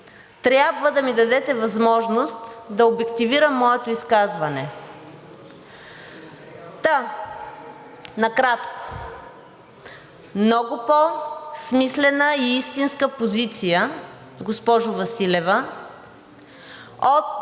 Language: Bulgarian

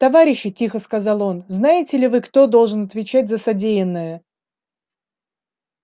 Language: Russian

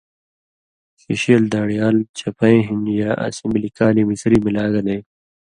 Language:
Indus Kohistani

